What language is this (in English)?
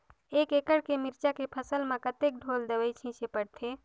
Chhattisgarhi